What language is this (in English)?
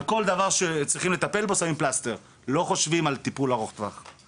Hebrew